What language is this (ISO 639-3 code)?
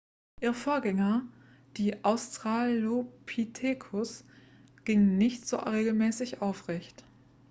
deu